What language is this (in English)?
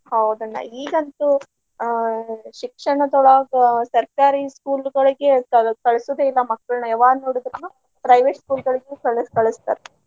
Kannada